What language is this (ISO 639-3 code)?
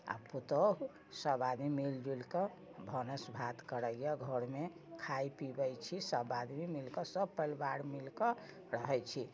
mai